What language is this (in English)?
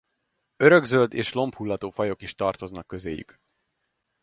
Hungarian